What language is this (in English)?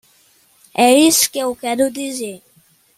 Portuguese